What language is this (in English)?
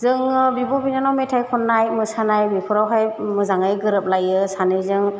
Bodo